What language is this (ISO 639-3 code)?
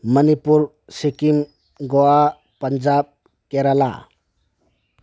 mni